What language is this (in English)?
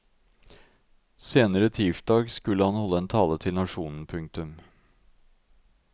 Norwegian